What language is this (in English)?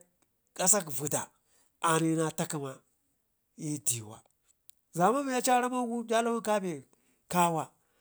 Ngizim